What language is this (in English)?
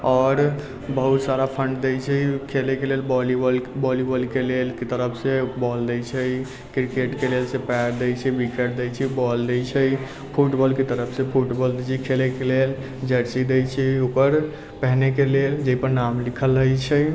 Maithili